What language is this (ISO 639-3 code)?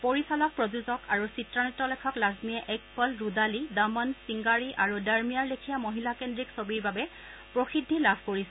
asm